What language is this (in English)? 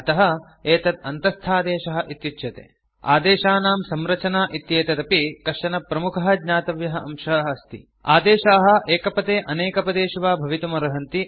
Sanskrit